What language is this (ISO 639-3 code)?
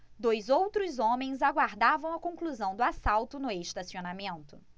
por